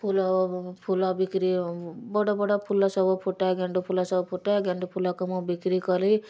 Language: Odia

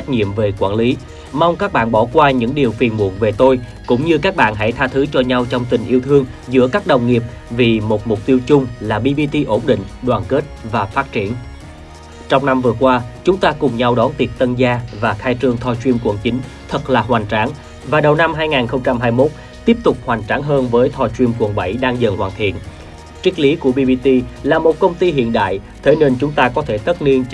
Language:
Vietnamese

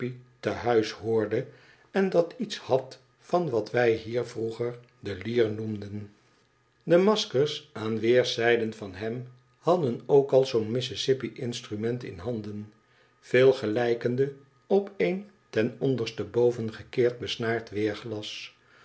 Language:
Dutch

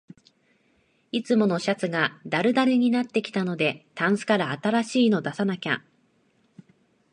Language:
Japanese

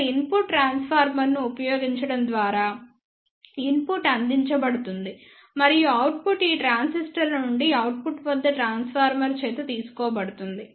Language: Telugu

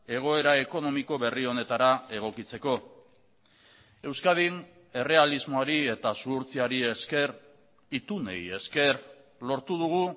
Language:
Basque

